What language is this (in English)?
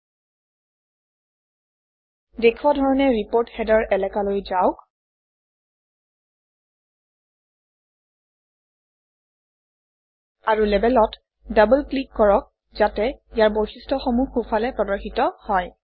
Assamese